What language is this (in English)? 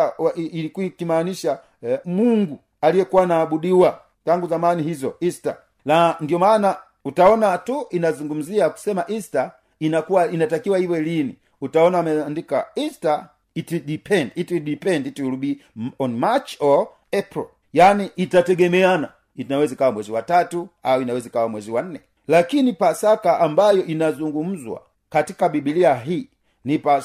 Swahili